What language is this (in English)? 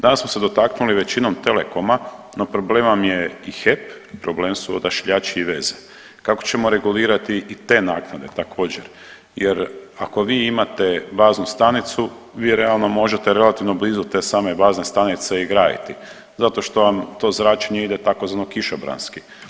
Croatian